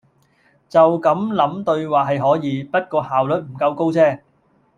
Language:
Cantonese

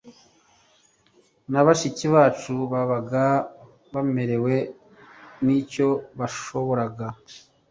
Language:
Kinyarwanda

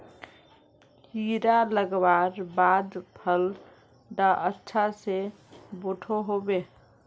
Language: Magahi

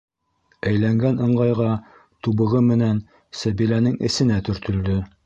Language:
Bashkir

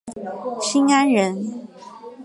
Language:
Chinese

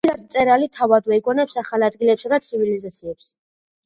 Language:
Georgian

